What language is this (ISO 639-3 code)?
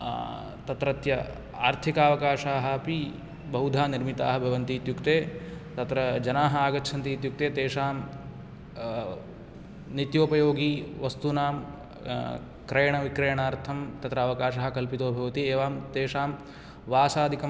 san